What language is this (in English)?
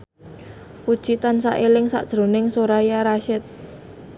Javanese